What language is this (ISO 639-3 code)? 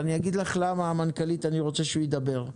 heb